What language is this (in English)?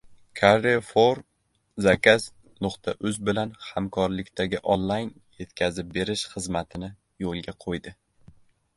Uzbek